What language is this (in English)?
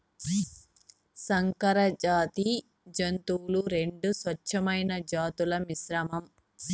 Telugu